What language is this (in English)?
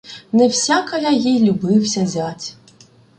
Ukrainian